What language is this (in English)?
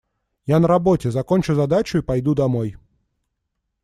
Russian